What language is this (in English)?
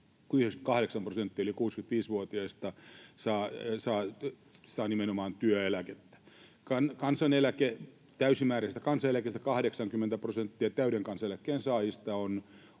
Finnish